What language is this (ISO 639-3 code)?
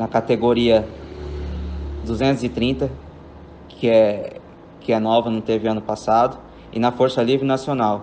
por